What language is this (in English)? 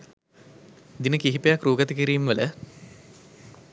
Sinhala